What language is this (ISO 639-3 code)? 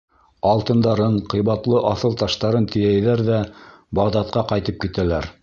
bak